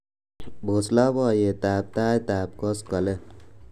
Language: Kalenjin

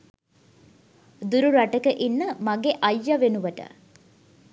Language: Sinhala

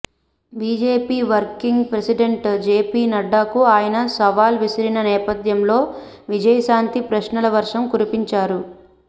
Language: Telugu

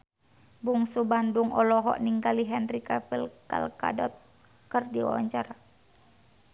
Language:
Sundanese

